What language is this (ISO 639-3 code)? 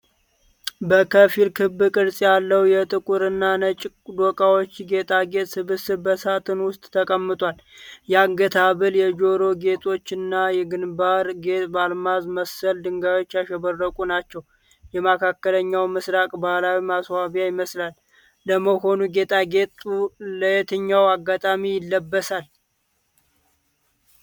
amh